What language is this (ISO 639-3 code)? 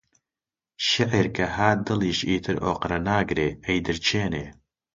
ckb